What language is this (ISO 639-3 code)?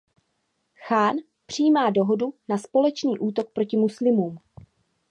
ces